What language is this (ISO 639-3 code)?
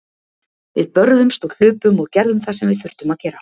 isl